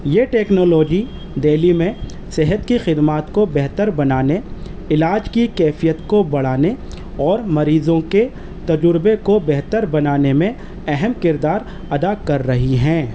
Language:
Urdu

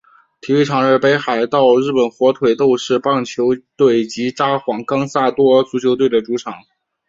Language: Chinese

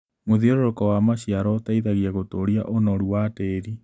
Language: Kikuyu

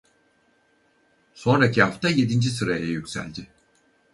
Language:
Turkish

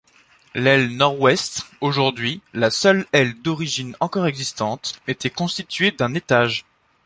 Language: French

